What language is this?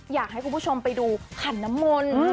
Thai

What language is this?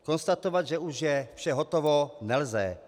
Czech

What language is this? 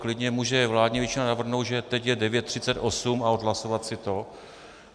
Czech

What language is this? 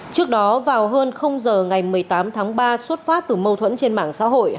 Vietnamese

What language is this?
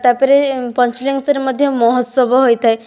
Odia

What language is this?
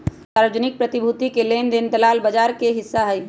Magahi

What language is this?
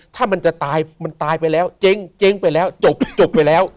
Thai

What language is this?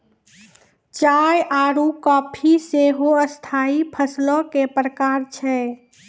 Maithili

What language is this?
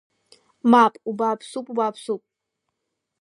Abkhazian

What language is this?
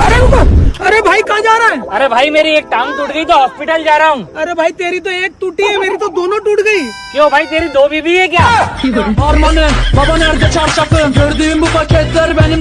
Hindi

